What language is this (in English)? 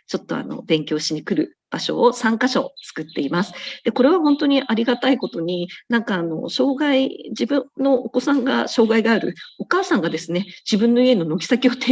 Japanese